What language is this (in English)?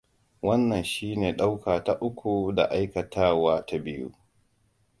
Hausa